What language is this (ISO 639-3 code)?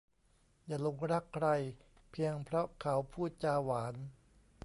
tha